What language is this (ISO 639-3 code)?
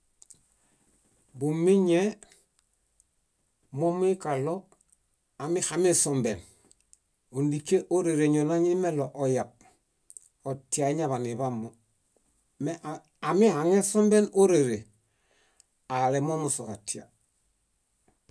bda